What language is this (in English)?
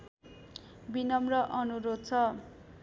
Nepali